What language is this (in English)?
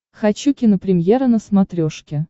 Russian